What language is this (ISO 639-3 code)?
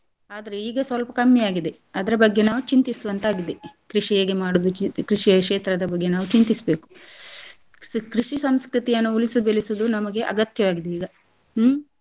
kan